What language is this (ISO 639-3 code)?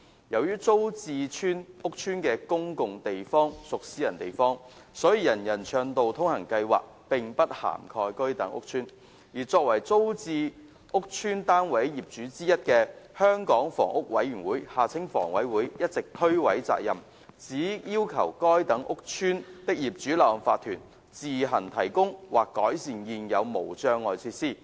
yue